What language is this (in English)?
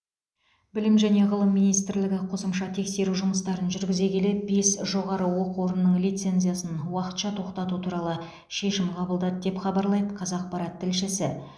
Kazakh